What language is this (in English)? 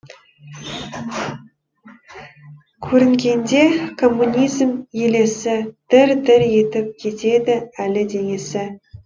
Kazakh